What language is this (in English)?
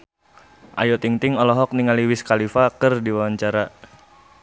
Sundanese